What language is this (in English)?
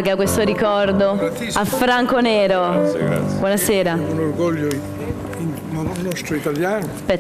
Italian